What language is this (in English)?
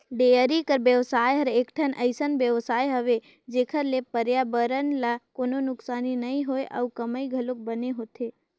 Chhattisgarhi